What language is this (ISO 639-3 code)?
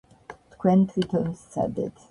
kat